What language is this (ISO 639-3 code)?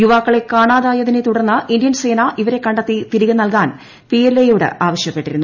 mal